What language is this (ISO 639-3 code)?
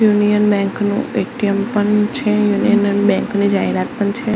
guj